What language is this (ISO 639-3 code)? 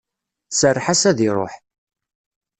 kab